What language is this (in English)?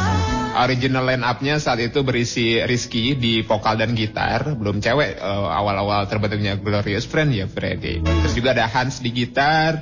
Indonesian